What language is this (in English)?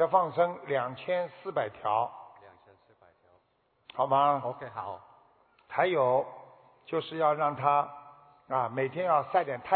Chinese